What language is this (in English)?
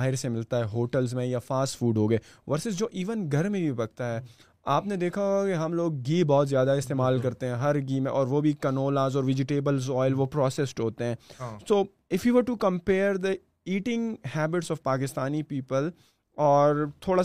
Urdu